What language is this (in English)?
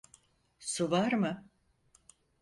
Turkish